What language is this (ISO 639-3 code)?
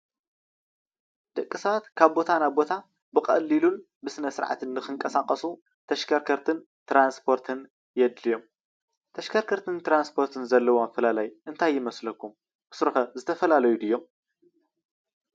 tir